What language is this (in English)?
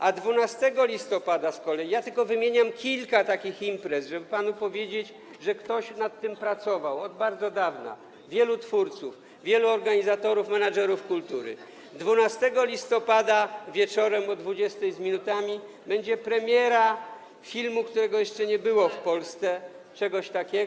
Polish